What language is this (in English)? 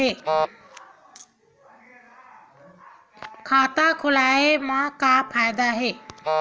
Chhattisgarhi